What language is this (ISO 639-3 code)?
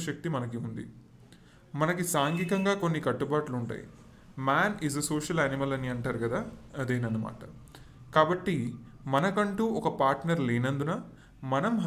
tel